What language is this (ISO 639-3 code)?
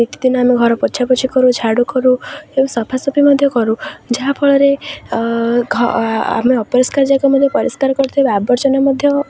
ori